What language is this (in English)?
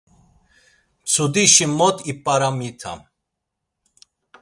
Laz